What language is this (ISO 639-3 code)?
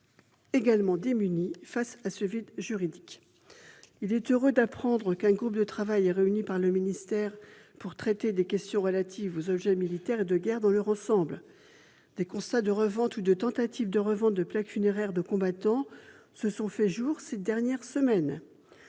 fra